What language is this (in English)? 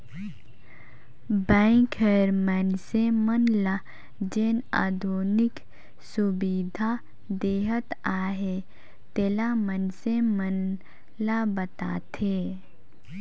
Chhattisgarhi